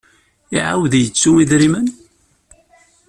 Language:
Kabyle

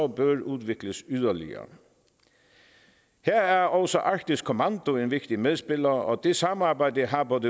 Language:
Danish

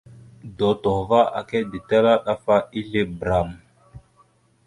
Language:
Mada (Cameroon)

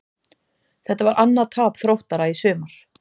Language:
Icelandic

